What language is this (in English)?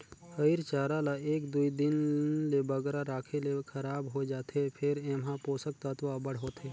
Chhattisgarhi